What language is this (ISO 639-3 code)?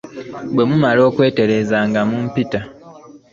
lug